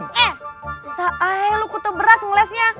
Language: Indonesian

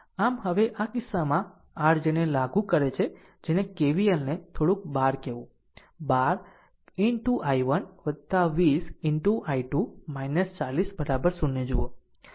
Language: Gujarati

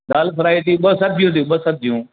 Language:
Sindhi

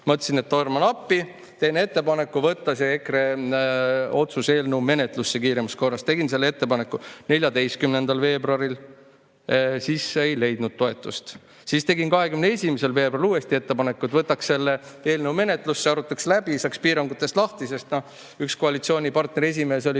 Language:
Estonian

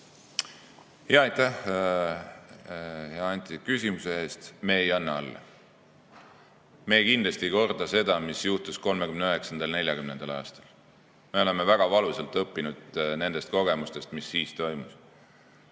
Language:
Estonian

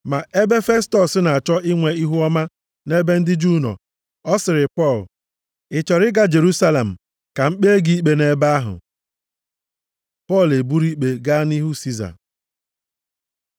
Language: Igbo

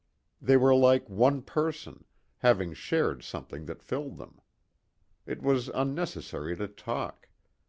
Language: English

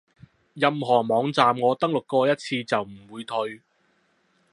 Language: Cantonese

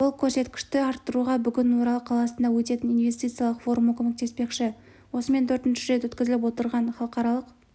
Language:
Kazakh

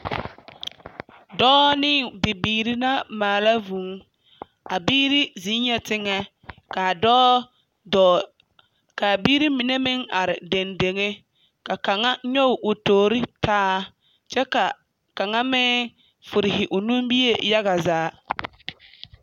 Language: Southern Dagaare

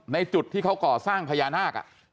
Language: Thai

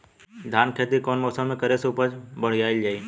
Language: Bhojpuri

